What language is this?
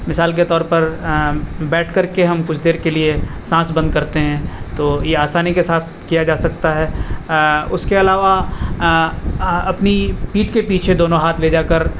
Urdu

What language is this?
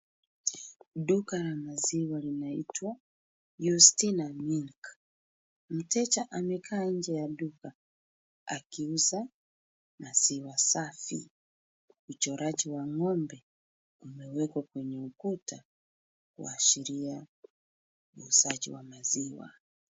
Swahili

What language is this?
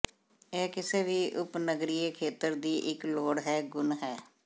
Punjabi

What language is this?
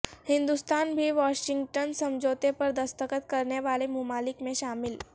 Urdu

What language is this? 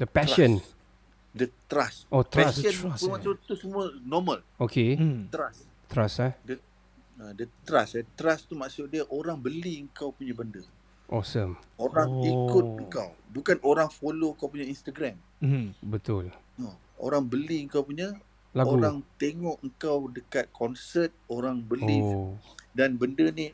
Malay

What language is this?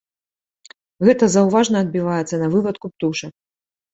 Belarusian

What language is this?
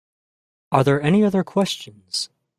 English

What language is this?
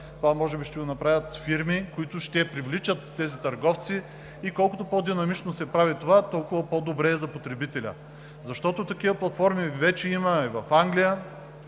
Bulgarian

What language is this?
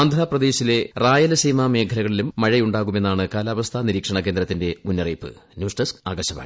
Malayalam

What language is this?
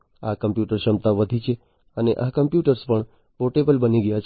Gujarati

